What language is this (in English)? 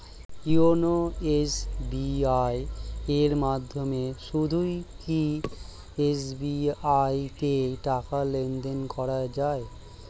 Bangla